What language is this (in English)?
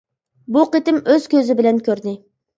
Uyghur